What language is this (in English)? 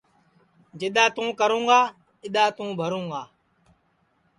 Sansi